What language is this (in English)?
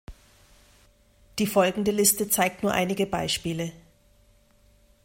German